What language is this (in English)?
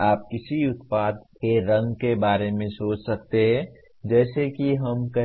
Hindi